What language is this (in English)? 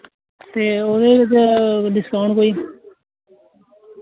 Dogri